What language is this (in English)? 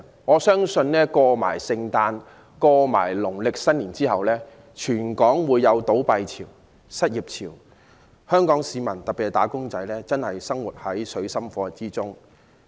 Cantonese